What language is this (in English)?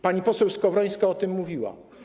Polish